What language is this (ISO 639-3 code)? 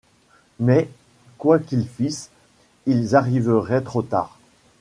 fra